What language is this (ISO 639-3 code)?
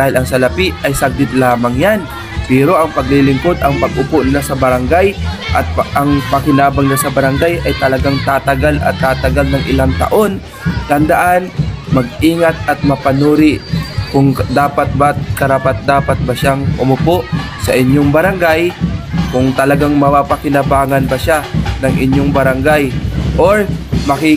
fil